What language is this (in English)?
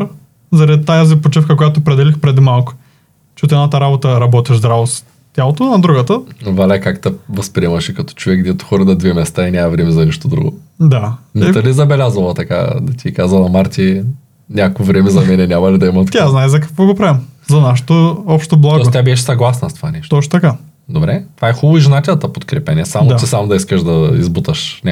Bulgarian